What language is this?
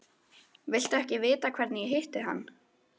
Icelandic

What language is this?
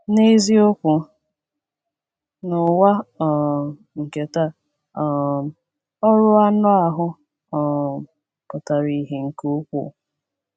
Igbo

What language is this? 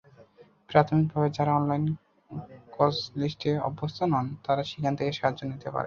Bangla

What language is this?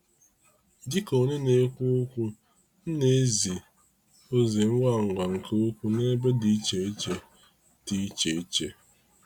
Igbo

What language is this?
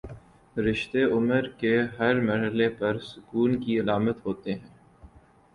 Urdu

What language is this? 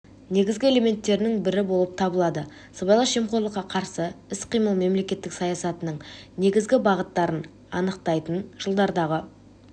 Kazakh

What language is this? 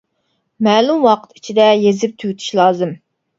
Uyghur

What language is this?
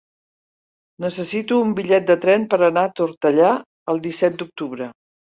Catalan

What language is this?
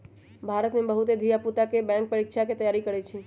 Magahi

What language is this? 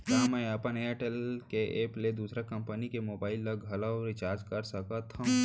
Chhattisgarhi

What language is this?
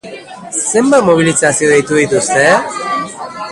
Basque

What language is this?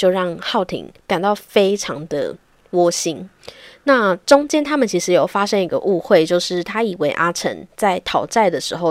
Chinese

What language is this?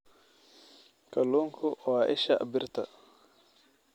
Somali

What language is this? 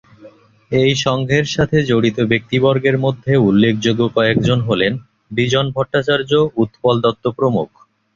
Bangla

